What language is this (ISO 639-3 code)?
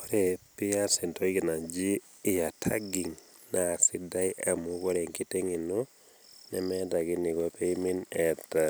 mas